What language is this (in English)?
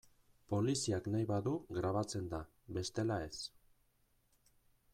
Basque